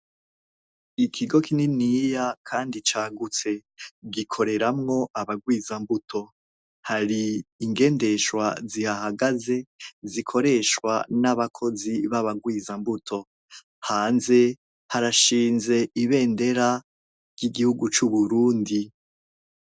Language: Rundi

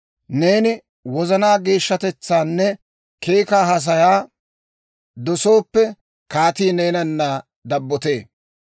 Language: Dawro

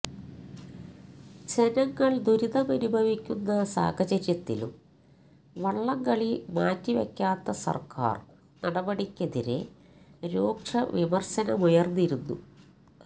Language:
Malayalam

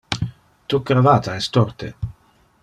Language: Interlingua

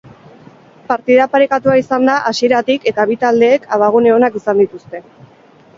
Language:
Basque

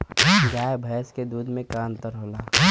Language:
Bhojpuri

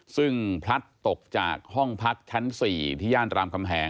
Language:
Thai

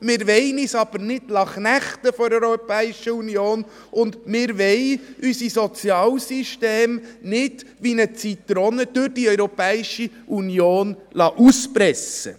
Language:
Swiss German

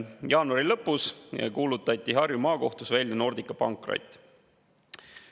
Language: Estonian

